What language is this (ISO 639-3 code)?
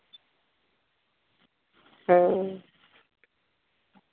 mai